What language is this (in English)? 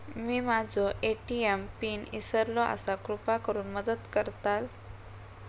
Marathi